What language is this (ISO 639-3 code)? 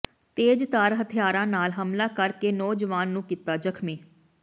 pan